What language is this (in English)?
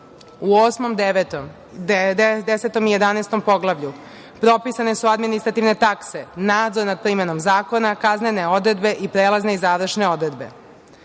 Serbian